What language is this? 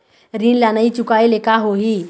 Chhattisgarhi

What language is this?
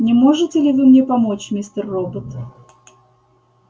Russian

